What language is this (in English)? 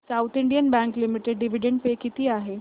Marathi